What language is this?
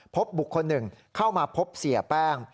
Thai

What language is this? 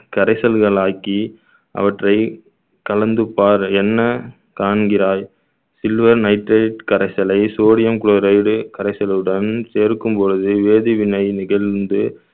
Tamil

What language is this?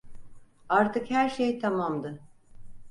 Turkish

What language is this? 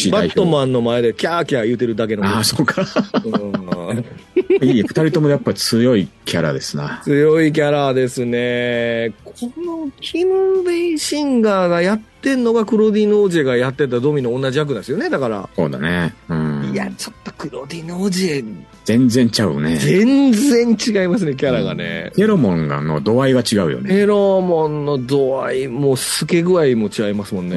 Japanese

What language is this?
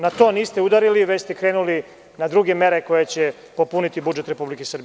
Serbian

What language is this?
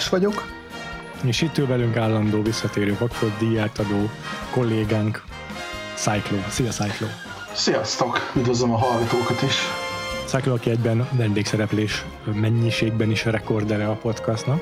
Hungarian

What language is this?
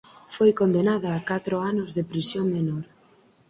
Galician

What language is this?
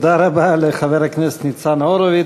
Hebrew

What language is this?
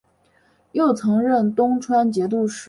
Chinese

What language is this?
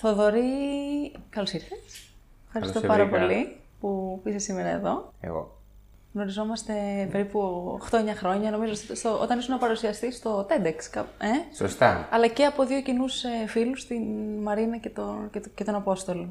Greek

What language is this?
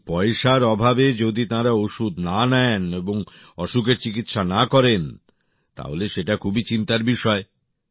Bangla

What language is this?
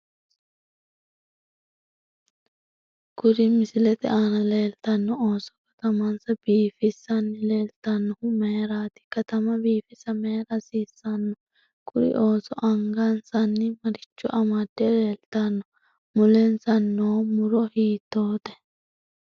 Sidamo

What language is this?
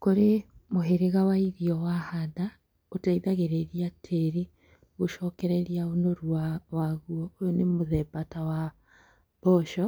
Kikuyu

